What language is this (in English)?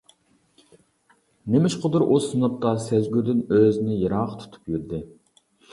Uyghur